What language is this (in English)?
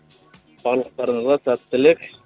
Kazakh